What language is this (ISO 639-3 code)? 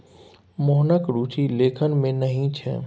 mai